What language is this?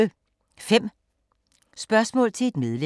Danish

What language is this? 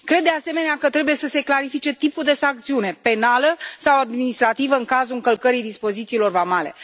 Romanian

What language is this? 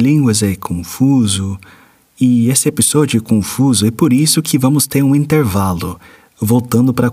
Portuguese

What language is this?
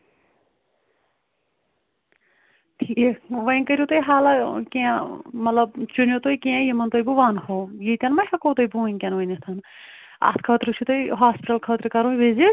Kashmiri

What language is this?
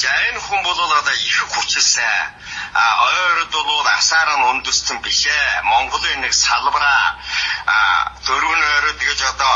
Japanese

